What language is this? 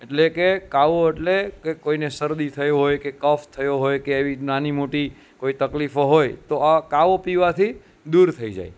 Gujarati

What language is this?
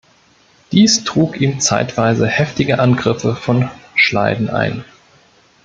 German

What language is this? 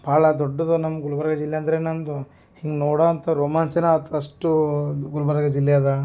Kannada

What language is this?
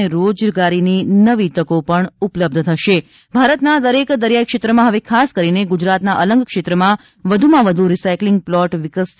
Gujarati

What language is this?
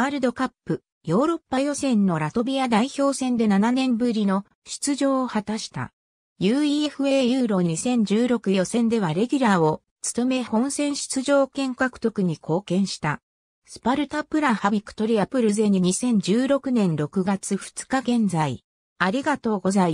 Japanese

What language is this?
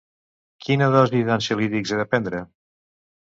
Catalan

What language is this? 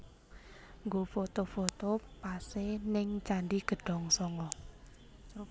Javanese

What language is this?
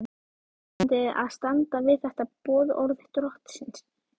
Icelandic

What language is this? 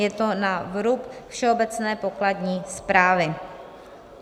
Czech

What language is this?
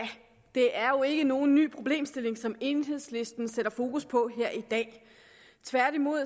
Danish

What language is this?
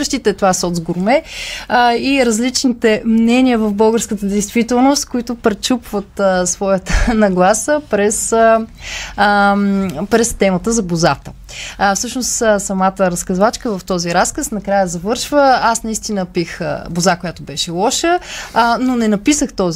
Bulgarian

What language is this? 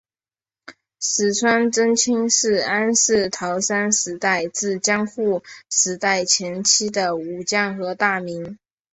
Chinese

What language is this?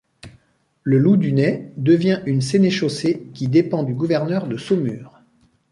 French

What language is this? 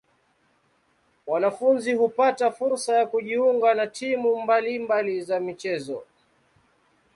Swahili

